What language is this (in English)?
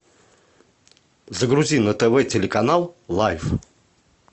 Russian